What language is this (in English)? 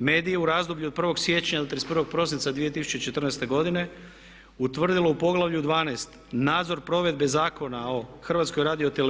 Croatian